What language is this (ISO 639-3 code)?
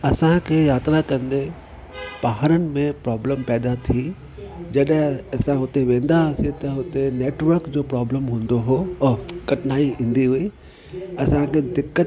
snd